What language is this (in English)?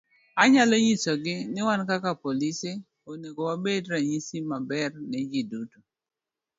Luo (Kenya and Tanzania)